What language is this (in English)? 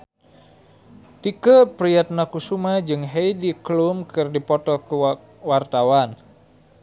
Sundanese